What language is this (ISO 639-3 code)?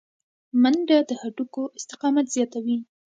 pus